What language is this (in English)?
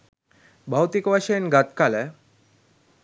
Sinhala